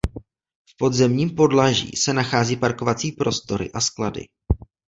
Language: Czech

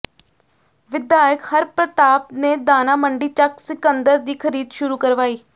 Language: Punjabi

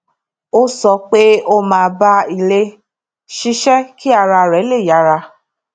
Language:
Yoruba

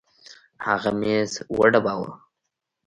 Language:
Pashto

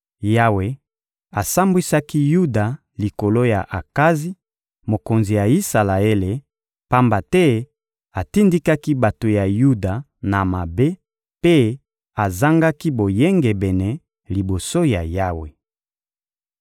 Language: Lingala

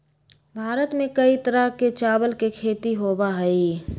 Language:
Magahi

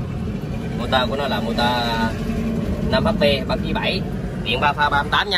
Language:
Vietnamese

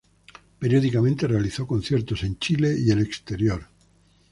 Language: Spanish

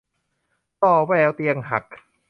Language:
Thai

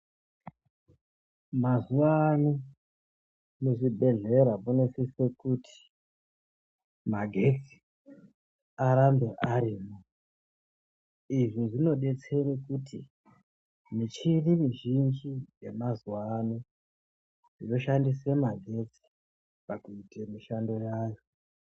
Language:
Ndau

